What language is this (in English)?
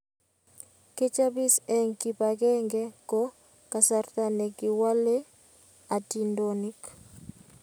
Kalenjin